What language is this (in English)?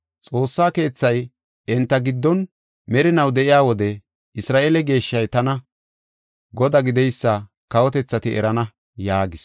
Gofa